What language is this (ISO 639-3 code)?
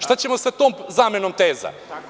srp